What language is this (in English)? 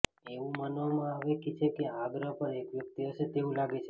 Gujarati